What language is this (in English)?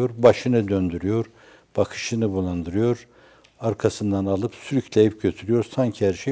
Turkish